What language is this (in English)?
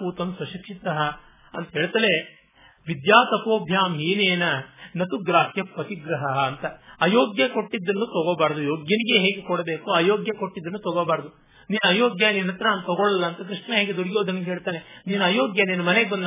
Kannada